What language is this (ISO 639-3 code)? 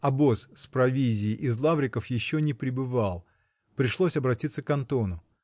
rus